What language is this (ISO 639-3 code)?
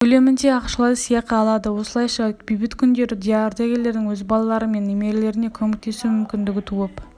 kaz